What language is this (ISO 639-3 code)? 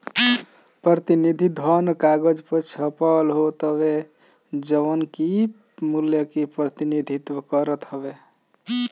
bho